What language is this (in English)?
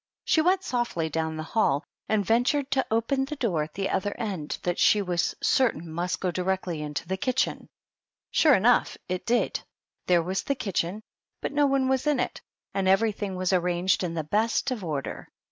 English